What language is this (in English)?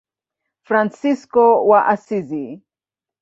Swahili